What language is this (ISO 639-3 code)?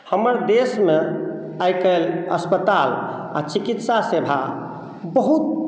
mai